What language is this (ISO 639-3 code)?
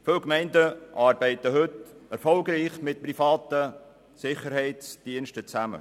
gsw